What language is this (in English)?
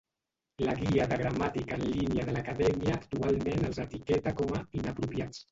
Catalan